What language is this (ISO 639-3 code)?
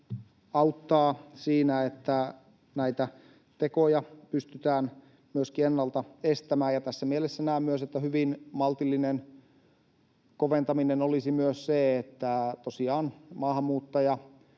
fin